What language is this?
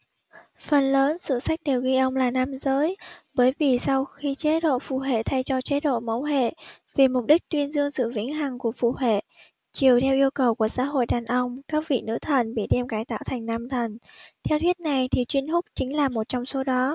Vietnamese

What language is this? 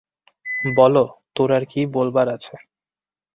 Bangla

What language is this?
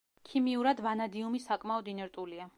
Georgian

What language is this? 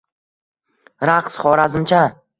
Uzbek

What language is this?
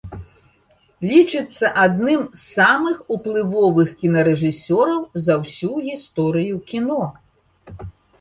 Belarusian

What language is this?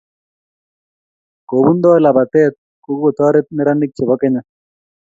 Kalenjin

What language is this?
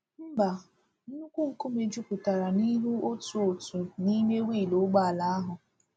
Igbo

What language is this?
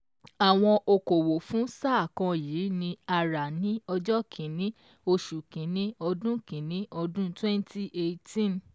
Yoruba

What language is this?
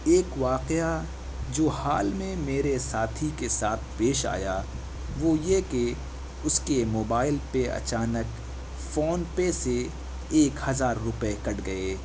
Urdu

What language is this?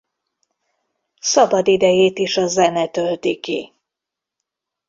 Hungarian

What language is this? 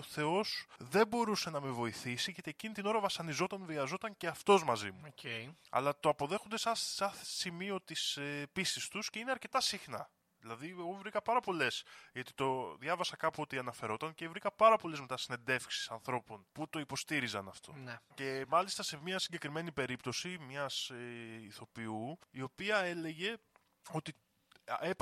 Greek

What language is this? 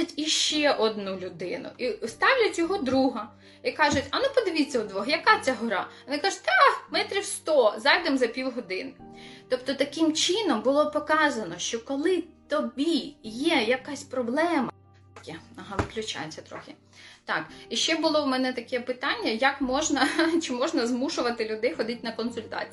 Ukrainian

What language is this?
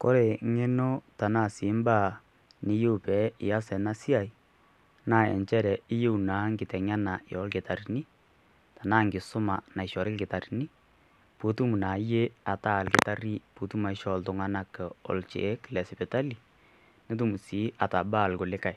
Masai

